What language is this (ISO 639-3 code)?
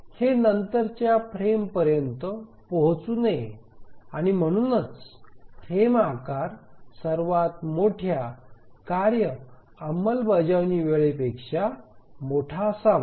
mar